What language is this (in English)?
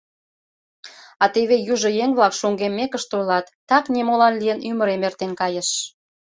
Mari